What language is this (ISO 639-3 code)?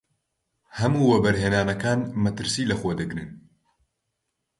ckb